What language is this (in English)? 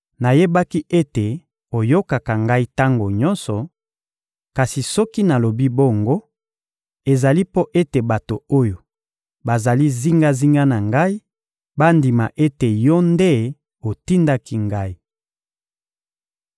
Lingala